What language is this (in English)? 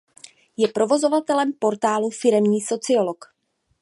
Czech